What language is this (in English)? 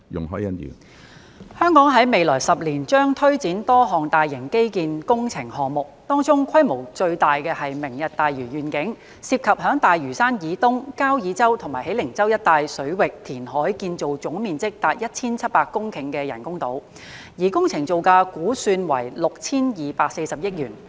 Cantonese